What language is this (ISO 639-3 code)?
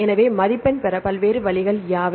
tam